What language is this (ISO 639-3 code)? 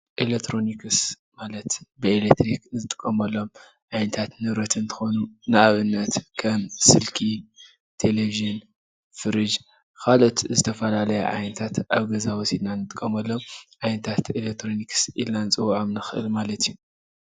tir